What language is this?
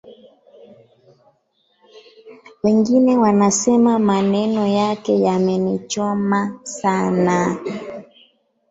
Swahili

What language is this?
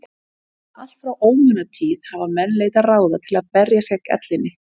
Icelandic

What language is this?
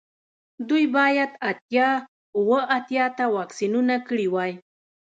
Pashto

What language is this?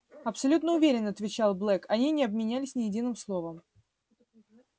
Russian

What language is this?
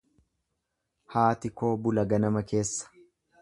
Oromo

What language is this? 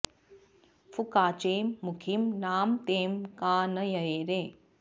Sanskrit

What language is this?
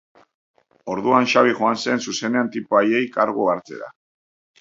Basque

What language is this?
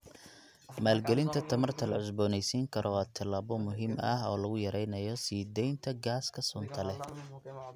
Somali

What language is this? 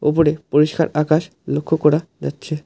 Bangla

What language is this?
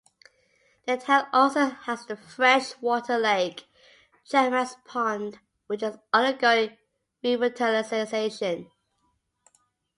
English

